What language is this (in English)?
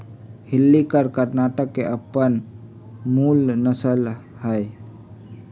Magahi